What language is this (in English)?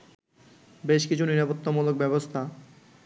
Bangla